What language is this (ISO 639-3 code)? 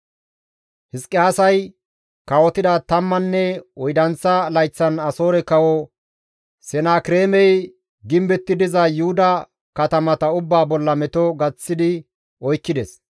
gmv